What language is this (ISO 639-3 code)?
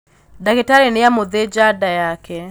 kik